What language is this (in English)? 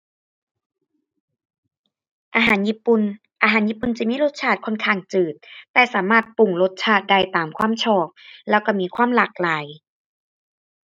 Thai